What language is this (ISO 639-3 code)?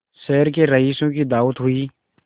hin